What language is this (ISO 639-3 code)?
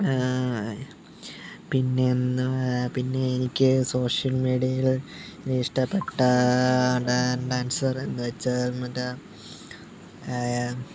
mal